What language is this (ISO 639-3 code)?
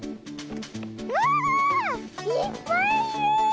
jpn